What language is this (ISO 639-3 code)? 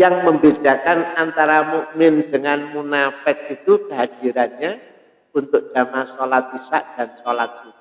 ind